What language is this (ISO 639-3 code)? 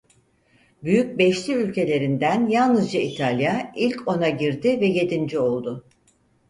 tur